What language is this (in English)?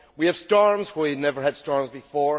English